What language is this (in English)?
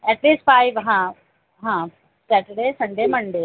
Marathi